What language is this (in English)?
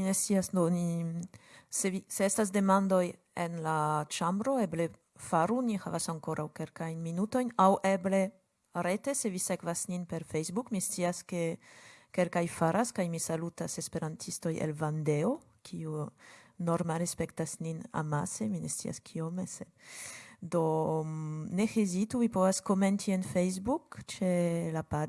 Polish